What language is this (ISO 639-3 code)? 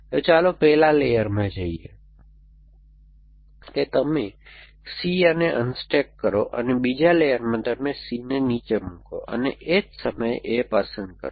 guj